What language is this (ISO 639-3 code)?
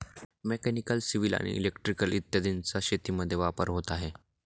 mar